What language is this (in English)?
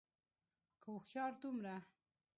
Pashto